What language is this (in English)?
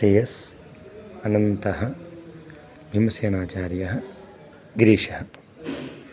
Sanskrit